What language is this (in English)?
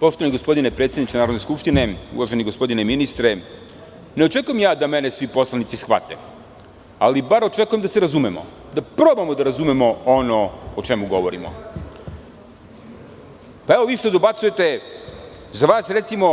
Serbian